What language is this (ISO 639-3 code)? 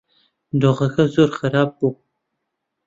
ckb